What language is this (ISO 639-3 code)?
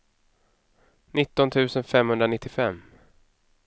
swe